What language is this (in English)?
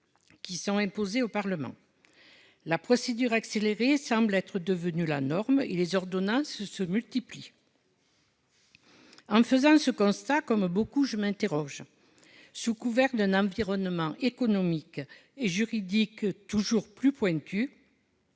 French